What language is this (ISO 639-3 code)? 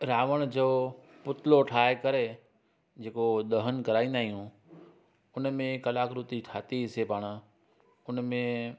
snd